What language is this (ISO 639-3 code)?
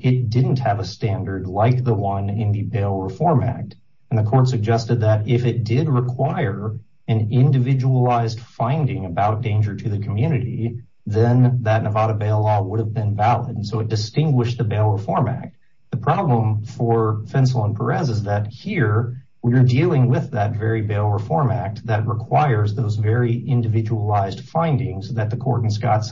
eng